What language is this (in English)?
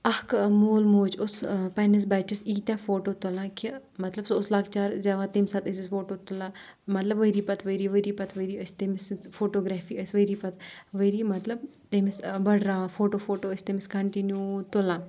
Kashmiri